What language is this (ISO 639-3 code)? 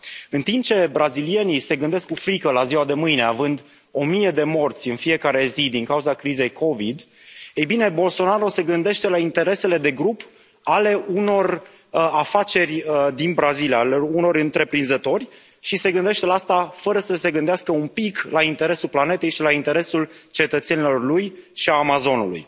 ron